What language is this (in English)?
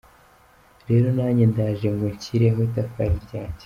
Kinyarwanda